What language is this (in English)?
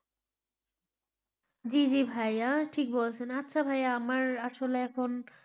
Bangla